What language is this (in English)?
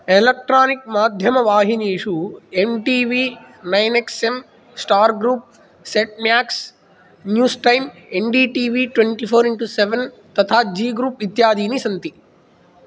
Sanskrit